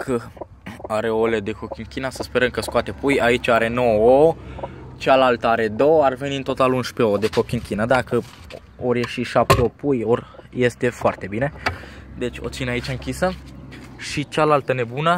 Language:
Romanian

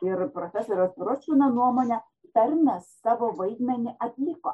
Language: Lithuanian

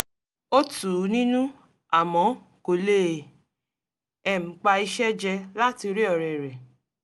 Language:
Yoruba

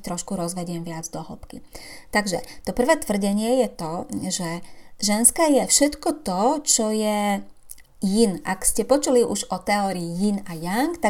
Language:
Slovak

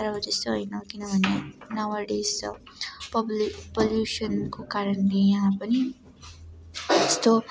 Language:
Nepali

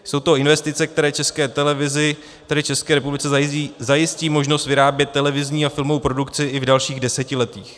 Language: Czech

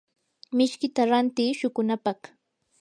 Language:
Yanahuanca Pasco Quechua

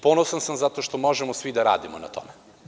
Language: Serbian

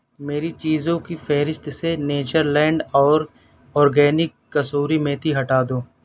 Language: Urdu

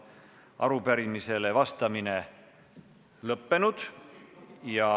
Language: Estonian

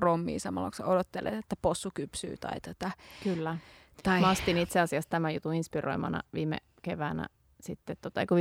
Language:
Finnish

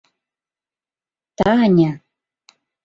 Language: Mari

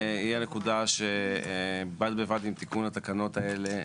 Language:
Hebrew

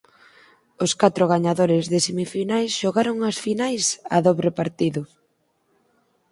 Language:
Galician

